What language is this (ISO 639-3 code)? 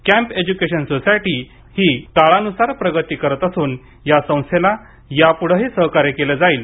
mar